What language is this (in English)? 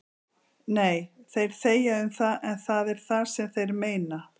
Icelandic